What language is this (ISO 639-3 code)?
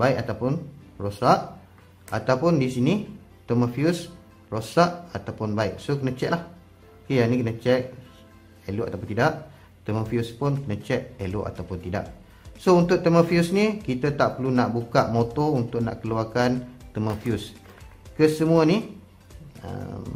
msa